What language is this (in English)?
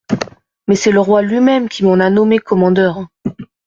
French